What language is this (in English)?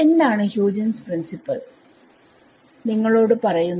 Malayalam